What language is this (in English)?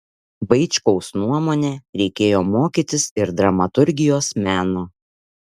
Lithuanian